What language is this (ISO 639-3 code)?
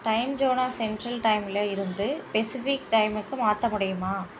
tam